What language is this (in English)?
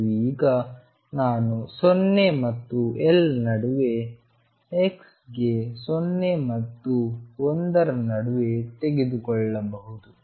Kannada